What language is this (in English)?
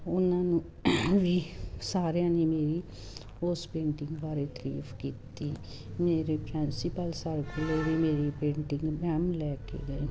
Punjabi